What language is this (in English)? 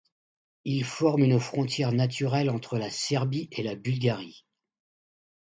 French